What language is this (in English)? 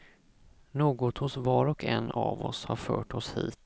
Swedish